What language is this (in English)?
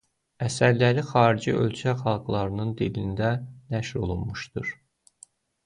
Azerbaijani